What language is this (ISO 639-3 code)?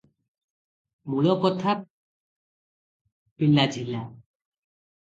ori